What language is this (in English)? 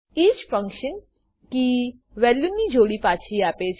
Gujarati